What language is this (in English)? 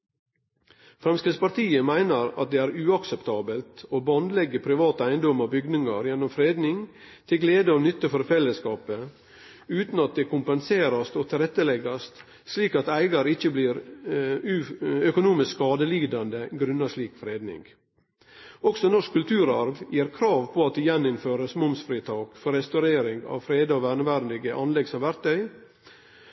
Norwegian Nynorsk